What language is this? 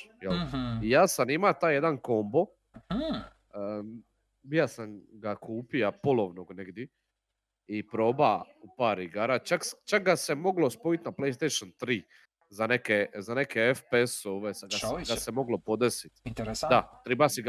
Croatian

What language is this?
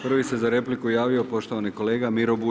Croatian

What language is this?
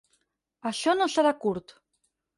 Catalan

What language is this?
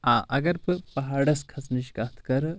Kashmiri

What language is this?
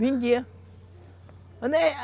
Portuguese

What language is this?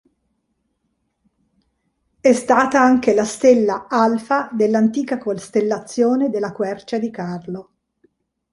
Italian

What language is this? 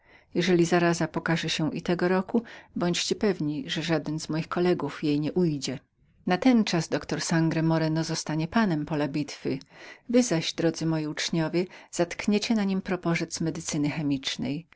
Polish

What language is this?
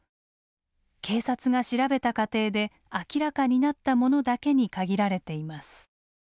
Japanese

